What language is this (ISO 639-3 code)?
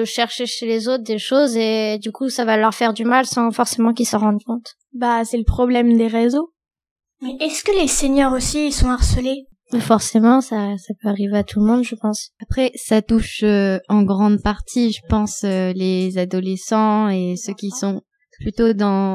fra